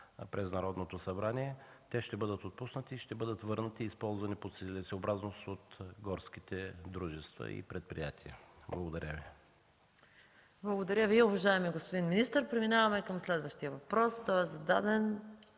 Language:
Bulgarian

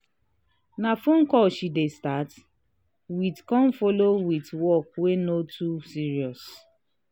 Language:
Nigerian Pidgin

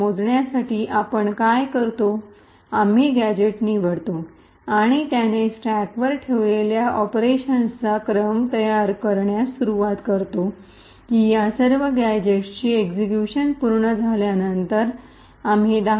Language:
Marathi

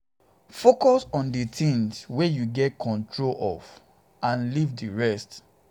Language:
Nigerian Pidgin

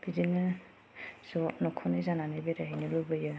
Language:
Bodo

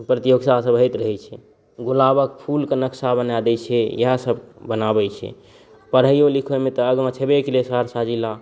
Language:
Maithili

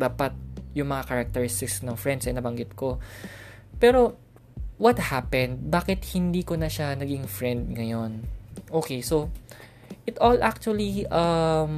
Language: Filipino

